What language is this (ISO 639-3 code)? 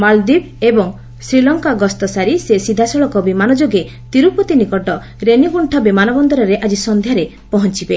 ori